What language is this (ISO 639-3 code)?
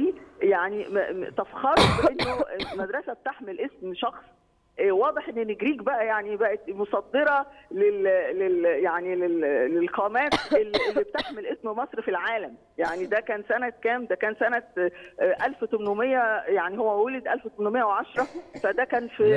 ara